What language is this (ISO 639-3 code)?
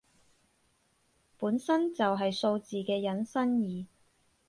yue